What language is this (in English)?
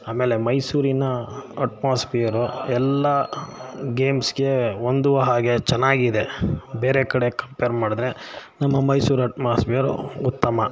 Kannada